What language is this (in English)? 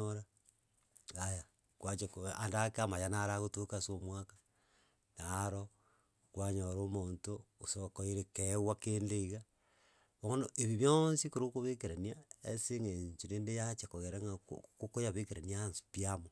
Gusii